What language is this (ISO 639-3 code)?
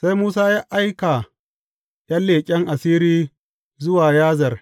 hau